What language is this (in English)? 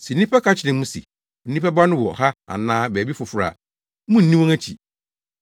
Akan